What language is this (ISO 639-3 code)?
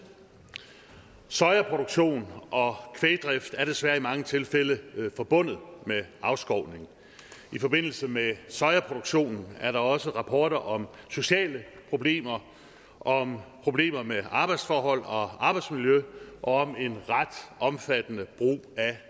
dan